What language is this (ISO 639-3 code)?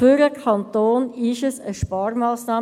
gsw